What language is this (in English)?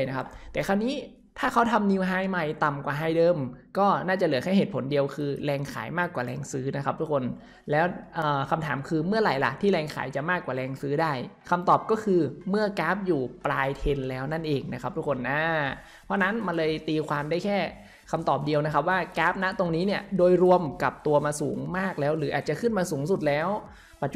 Thai